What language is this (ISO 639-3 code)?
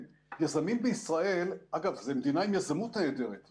heb